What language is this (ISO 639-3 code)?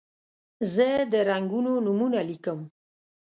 pus